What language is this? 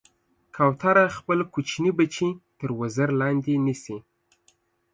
Pashto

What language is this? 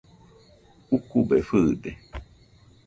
Nüpode Huitoto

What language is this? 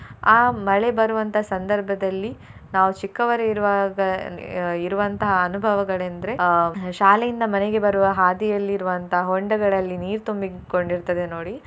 Kannada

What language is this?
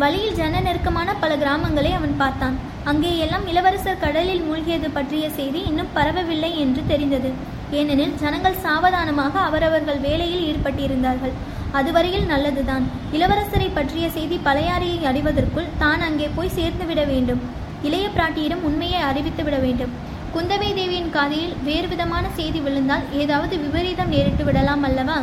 Tamil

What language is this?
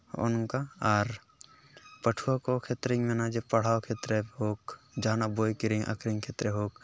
Santali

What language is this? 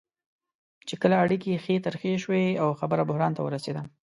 Pashto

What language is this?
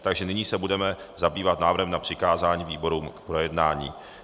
Czech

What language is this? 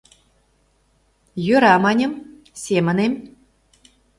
Mari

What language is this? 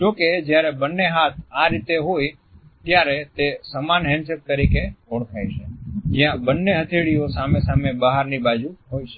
Gujarati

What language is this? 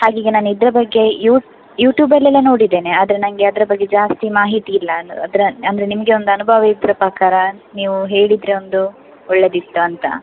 Kannada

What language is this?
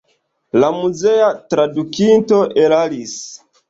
Esperanto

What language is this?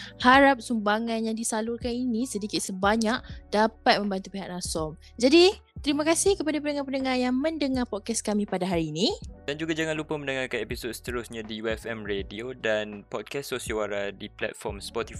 Malay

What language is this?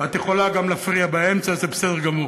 Hebrew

